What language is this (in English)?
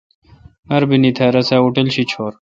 Kalkoti